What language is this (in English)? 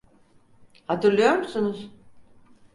Turkish